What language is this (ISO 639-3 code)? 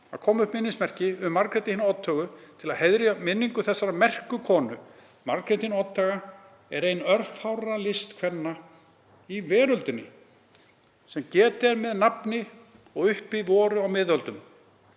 isl